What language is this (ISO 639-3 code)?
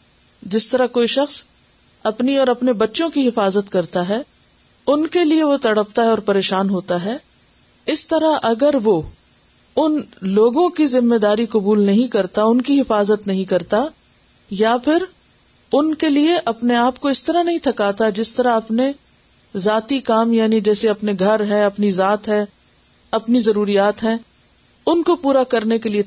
urd